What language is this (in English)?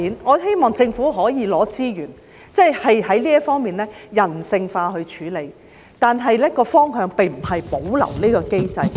Cantonese